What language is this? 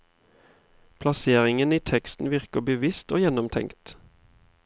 Norwegian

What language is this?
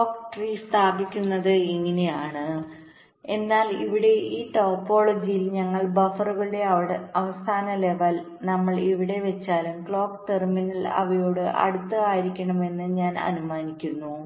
Malayalam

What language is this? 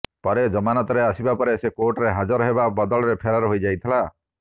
Odia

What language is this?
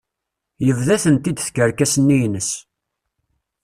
Kabyle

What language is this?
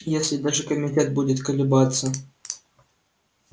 Russian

